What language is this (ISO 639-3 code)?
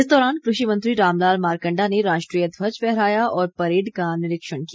hin